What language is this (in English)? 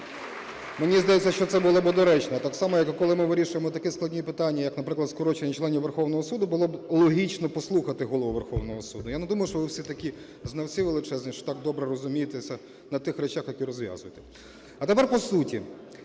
Ukrainian